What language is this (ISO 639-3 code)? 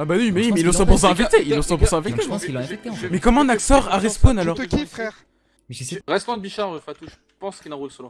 fra